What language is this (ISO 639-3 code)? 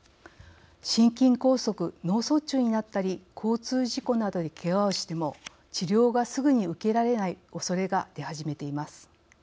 jpn